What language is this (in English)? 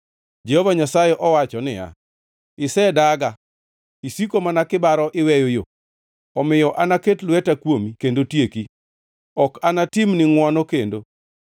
Luo (Kenya and Tanzania)